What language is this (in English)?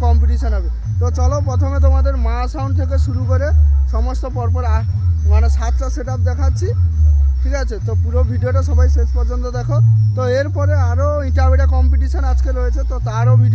Thai